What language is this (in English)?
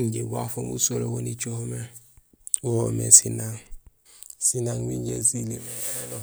Gusilay